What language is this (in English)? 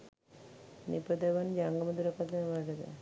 Sinhala